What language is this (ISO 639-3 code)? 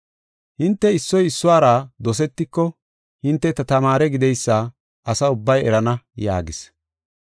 gof